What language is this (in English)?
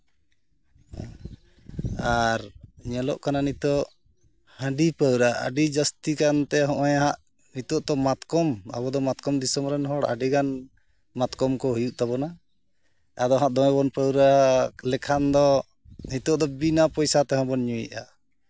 Santali